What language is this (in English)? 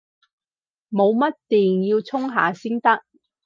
Cantonese